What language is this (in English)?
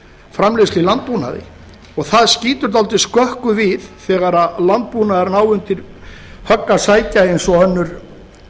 Icelandic